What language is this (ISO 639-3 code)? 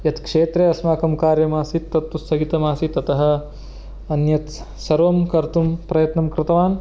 san